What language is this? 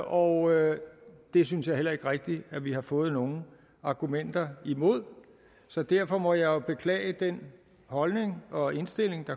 Danish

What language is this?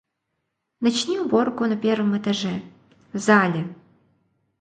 Russian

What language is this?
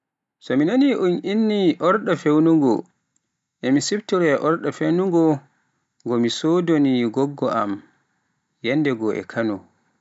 Pular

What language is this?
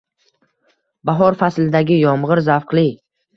Uzbek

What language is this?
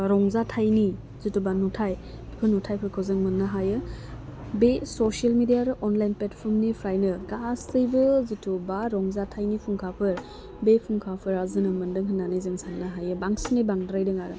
Bodo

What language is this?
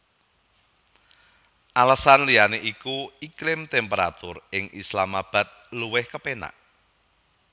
Javanese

